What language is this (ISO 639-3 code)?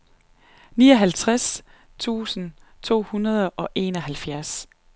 dan